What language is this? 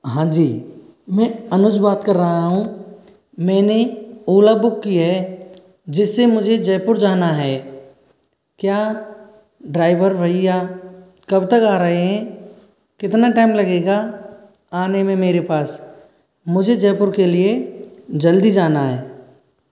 Hindi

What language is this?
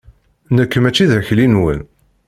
Kabyle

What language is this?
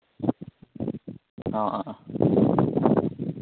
Manipuri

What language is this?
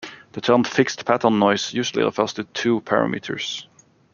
English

